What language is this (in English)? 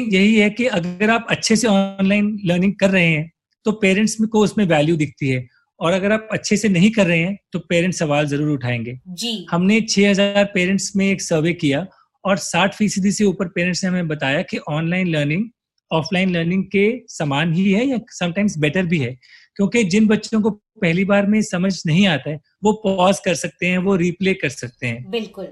Hindi